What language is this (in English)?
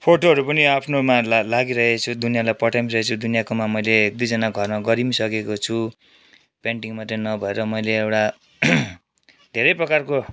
Nepali